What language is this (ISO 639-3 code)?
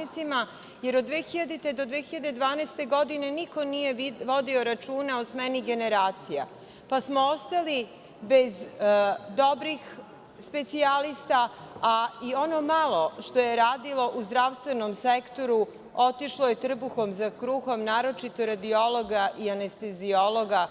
srp